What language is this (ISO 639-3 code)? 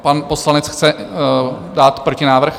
ces